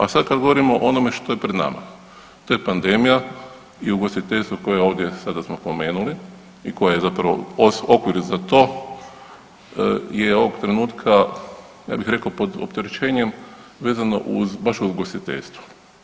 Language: Croatian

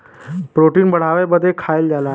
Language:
Bhojpuri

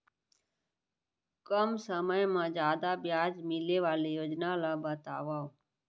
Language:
Chhattisgarhi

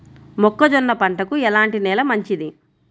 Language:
Telugu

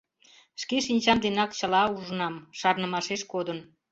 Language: Mari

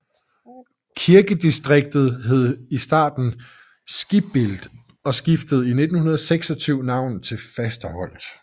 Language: Danish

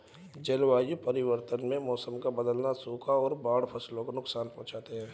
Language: Hindi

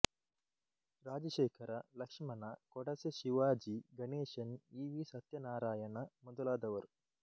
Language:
Kannada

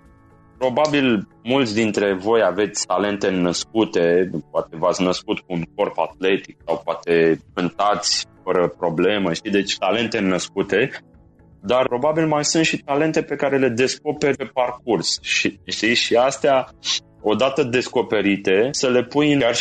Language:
Romanian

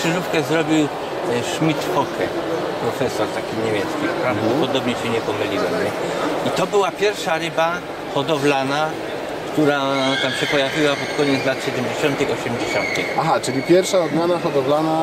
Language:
Polish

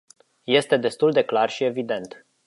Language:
Romanian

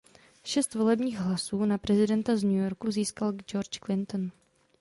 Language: Czech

